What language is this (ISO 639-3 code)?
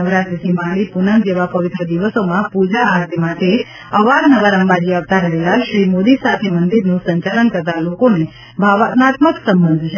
guj